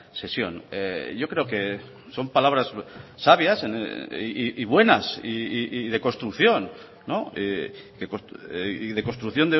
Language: Spanish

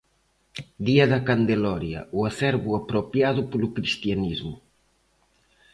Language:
Galician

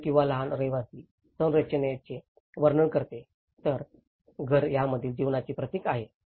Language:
Marathi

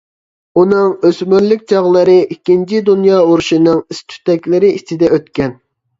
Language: Uyghur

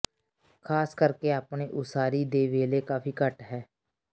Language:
Punjabi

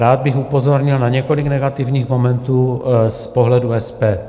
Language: Czech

